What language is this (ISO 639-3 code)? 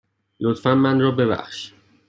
fas